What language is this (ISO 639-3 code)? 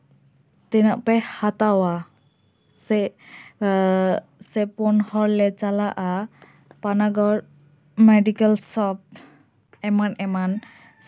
sat